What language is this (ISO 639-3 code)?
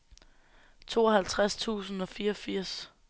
dan